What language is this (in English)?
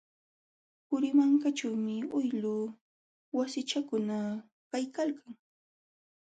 Jauja Wanca Quechua